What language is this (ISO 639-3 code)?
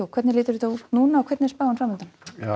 isl